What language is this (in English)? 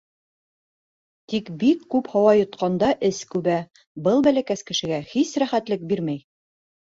Bashkir